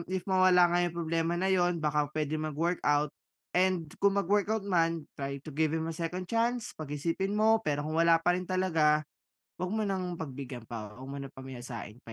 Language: Filipino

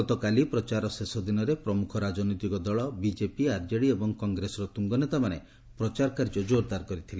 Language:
Odia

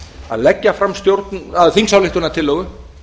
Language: Icelandic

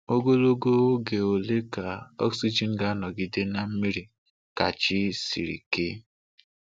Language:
Igbo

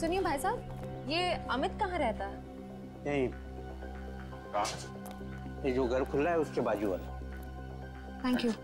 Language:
Hindi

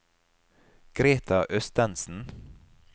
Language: Norwegian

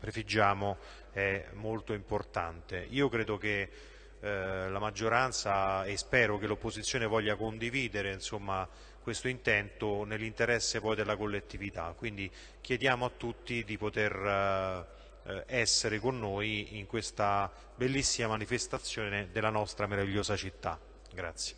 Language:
Italian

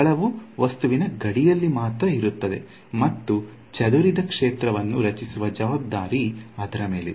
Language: Kannada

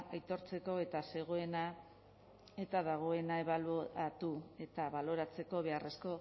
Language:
Basque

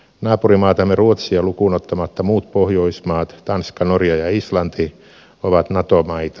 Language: Finnish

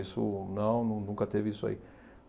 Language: Portuguese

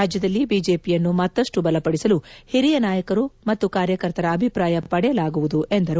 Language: Kannada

